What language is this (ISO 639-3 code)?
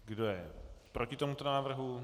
ces